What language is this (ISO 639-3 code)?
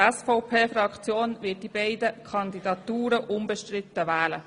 gsw